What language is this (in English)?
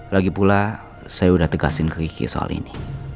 Indonesian